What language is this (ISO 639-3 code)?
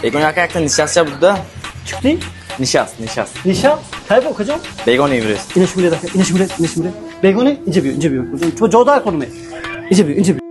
tur